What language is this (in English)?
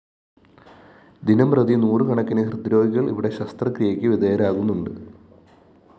Malayalam